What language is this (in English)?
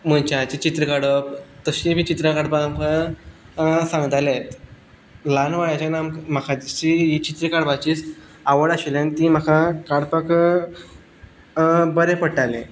Konkani